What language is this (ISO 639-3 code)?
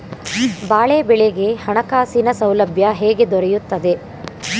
kan